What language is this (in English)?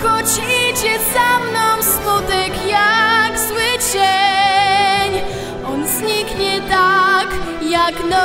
Polish